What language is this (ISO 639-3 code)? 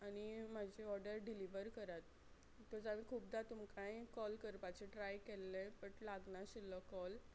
kok